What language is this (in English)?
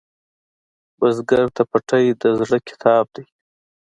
Pashto